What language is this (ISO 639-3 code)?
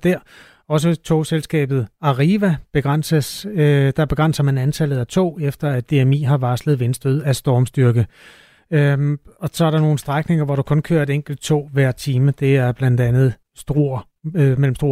dan